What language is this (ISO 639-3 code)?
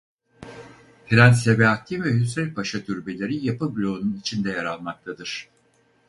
tur